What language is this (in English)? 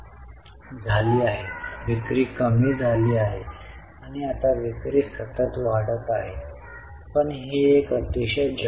Marathi